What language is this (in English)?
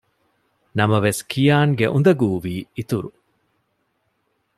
Divehi